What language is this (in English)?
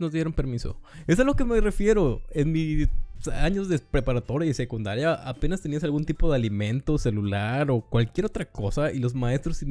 Spanish